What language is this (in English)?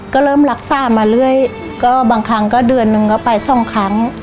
Thai